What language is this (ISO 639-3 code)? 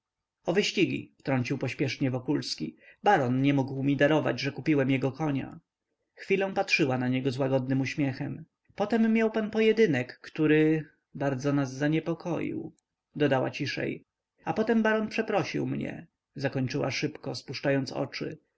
pol